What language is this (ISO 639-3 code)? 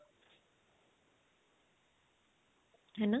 pan